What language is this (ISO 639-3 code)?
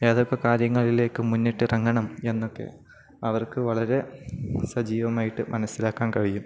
mal